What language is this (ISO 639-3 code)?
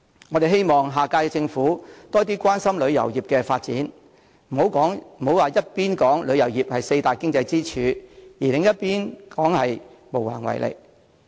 yue